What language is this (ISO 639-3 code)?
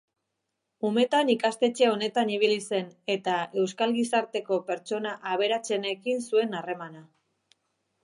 eus